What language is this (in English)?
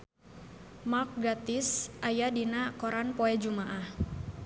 Sundanese